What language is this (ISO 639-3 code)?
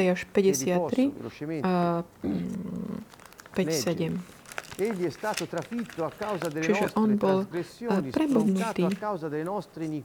slk